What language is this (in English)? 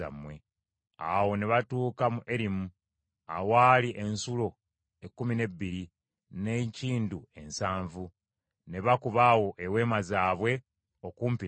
Ganda